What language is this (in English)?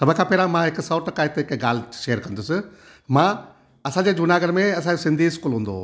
Sindhi